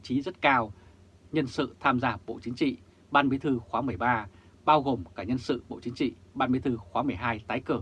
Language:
Vietnamese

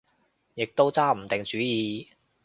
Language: Cantonese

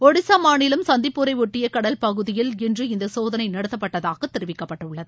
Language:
Tamil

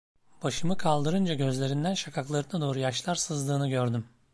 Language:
Turkish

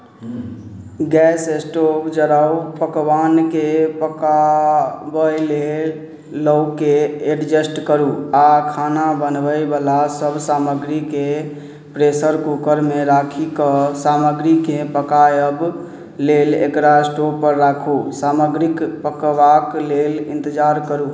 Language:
Maithili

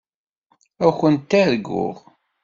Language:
Kabyle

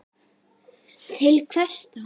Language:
Icelandic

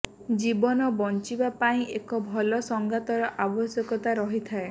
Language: Odia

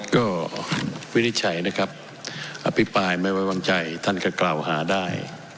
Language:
Thai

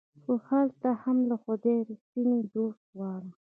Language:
Pashto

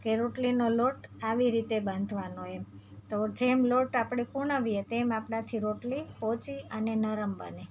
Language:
Gujarati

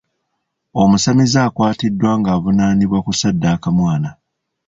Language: Ganda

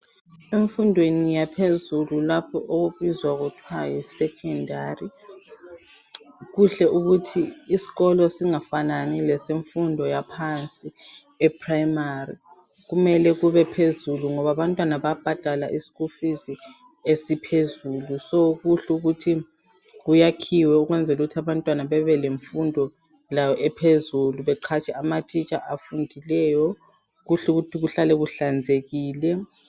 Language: North Ndebele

